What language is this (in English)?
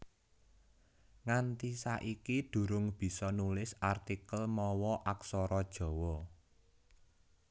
Javanese